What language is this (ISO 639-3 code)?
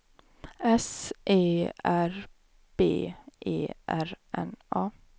swe